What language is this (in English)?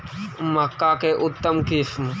Magahi